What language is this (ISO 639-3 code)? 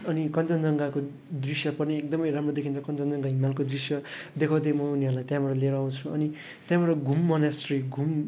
nep